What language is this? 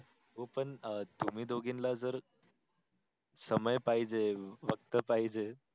Marathi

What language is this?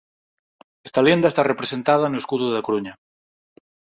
Galician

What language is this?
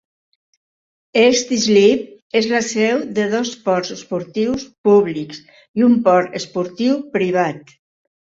Catalan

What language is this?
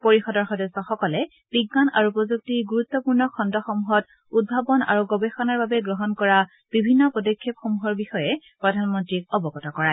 Assamese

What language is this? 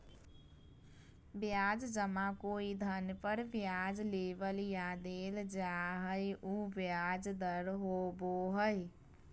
Magahi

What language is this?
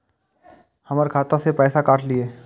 Maithili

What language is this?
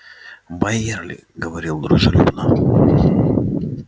Russian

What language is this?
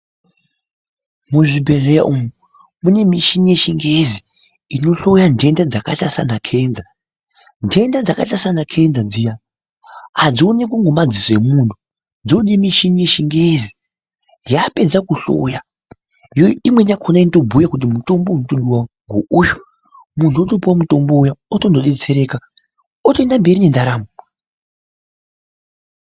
Ndau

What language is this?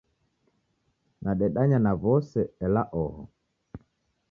Taita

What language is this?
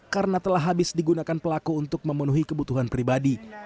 Indonesian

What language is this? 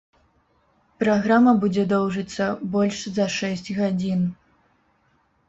Belarusian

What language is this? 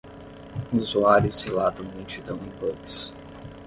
Portuguese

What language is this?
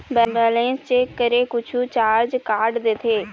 Chhattisgarhi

